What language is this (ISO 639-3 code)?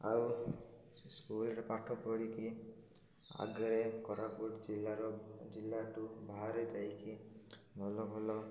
ori